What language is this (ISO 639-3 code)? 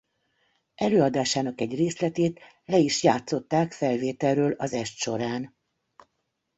hun